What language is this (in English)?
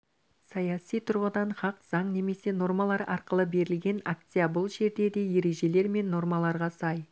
Kazakh